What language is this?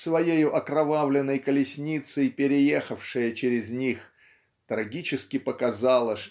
Russian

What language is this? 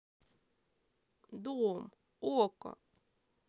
Russian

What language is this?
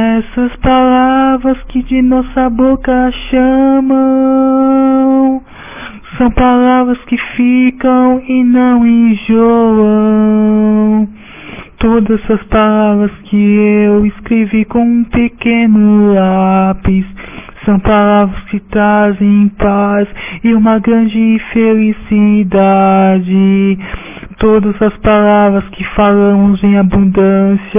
Portuguese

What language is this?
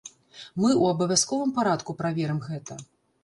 Belarusian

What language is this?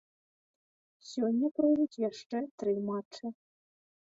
Belarusian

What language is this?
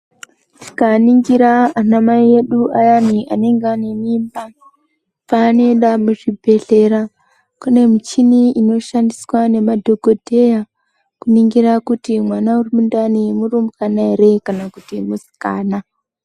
Ndau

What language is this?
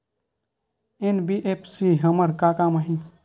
Chhattisgarhi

